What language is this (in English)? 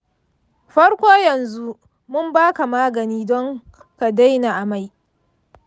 Hausa